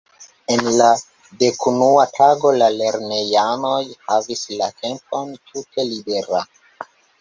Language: Esperanto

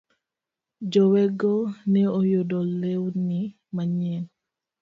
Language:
Luo (Kenya and Tanzania)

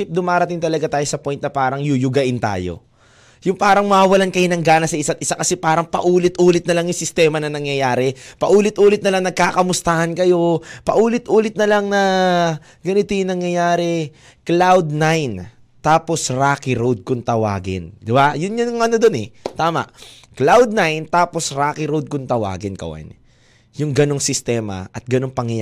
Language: Filipino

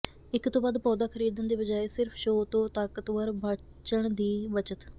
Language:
Punjabi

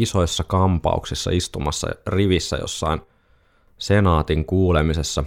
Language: Finnish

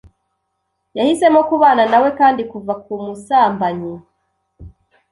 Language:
Kinyarwanda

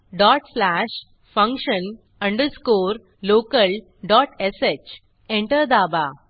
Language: Marathi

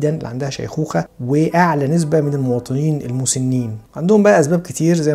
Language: Arabic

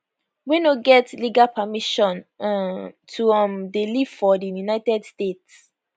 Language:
Nigerian Pidgin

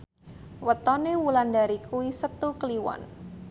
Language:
Javanese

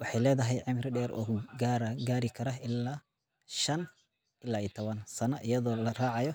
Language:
Somali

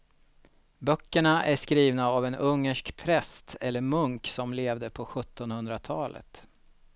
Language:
Swedish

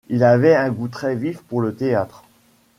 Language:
French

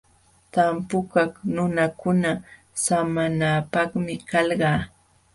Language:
Jauja Wanca Quechua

